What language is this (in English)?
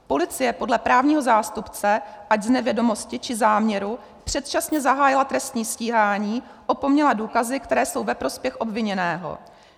Czech